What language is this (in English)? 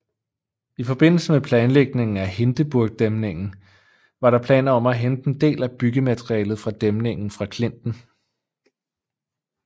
Danish